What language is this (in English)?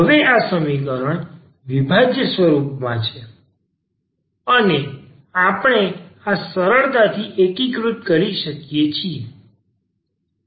Gujarati